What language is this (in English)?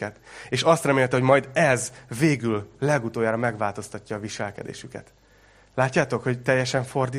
Hungarian